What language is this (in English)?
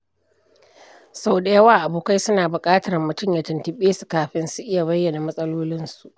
Hausa